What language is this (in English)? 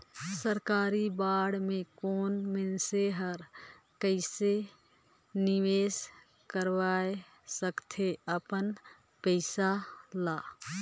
Chhattisgarhi